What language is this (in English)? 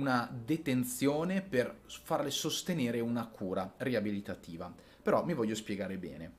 Italian